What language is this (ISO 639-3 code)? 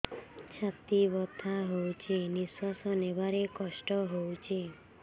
ori